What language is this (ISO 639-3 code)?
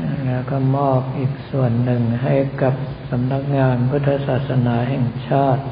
tha